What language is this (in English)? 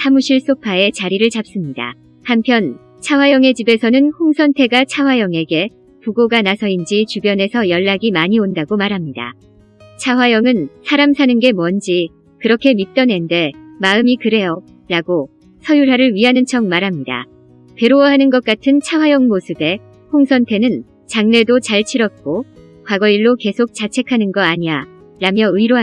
Korean